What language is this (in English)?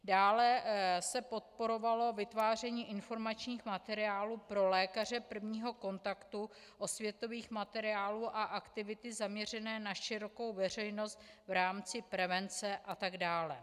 Czech